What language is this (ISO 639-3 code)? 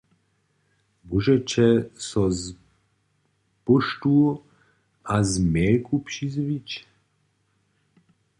hsb